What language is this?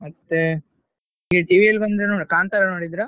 Kannada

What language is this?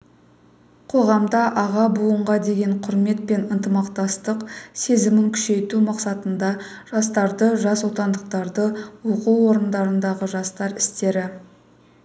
Kazakh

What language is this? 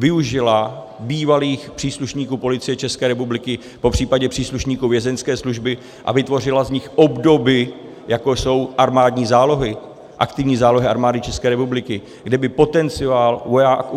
Czech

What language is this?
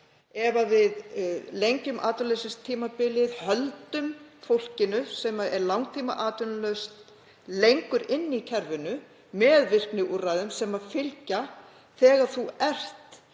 Icelandic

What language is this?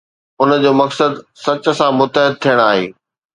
Sindhi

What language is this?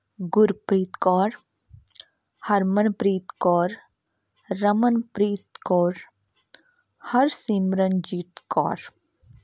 Punjabi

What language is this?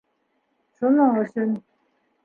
Bashkir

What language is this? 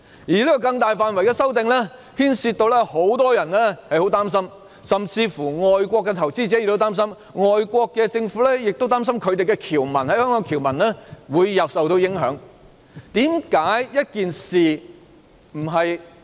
Cantonese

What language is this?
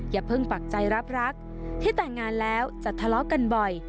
Thai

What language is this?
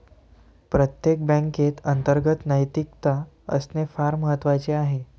Marathi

